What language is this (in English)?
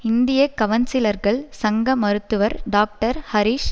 Tamil